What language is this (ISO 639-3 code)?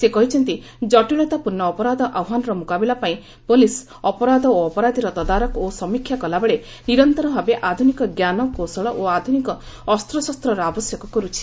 ori